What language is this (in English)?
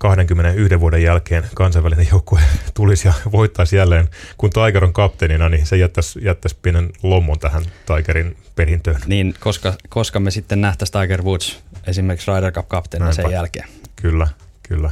Finnish